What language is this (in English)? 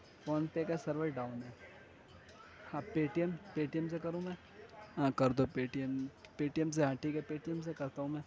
Urdu